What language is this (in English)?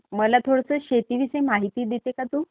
Marathi